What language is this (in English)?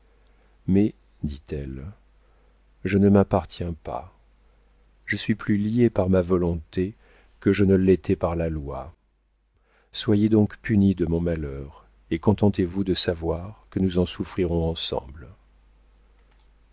French